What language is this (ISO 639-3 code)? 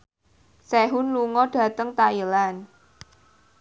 jav